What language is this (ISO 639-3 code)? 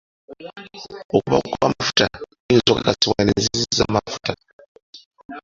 lug